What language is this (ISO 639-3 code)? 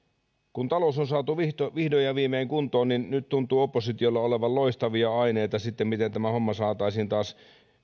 fin